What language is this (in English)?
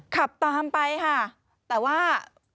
Thai